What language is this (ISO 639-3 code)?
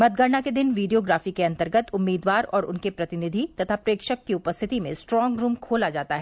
hin